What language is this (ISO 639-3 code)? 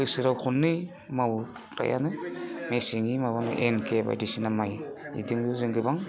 brx